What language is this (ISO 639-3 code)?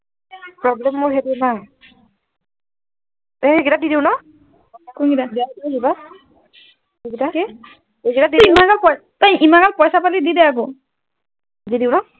asm